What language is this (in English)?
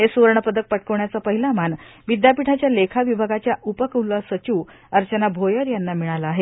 Marathi